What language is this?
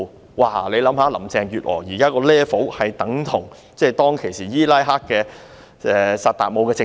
Cantonese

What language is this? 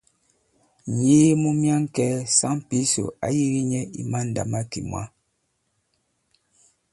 Bankon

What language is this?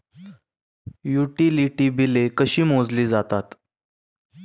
Marathi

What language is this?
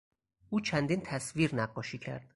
Persian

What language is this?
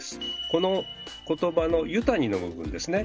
Japanese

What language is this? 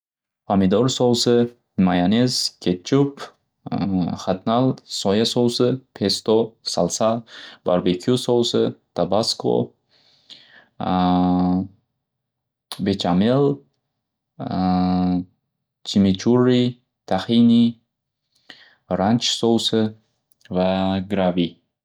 Uzbek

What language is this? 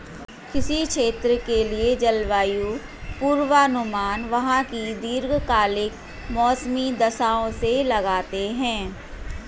Hindi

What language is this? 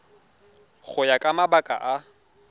Tswana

